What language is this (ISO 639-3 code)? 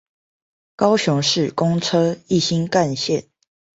zho